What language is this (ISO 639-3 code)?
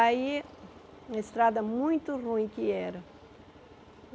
por